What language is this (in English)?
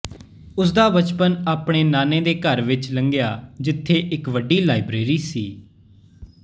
Punjabi